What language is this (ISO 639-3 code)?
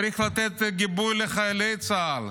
heb